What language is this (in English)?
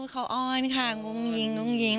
Thai